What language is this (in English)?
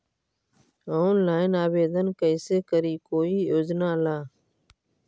Magahi